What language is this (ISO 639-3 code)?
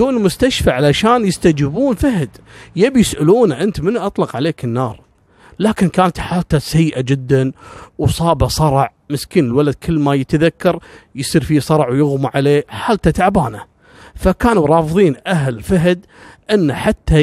ara